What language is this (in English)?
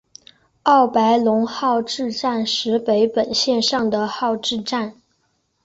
Chinese